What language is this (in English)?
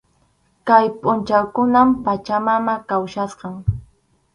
Arequipa-La Unión Quechua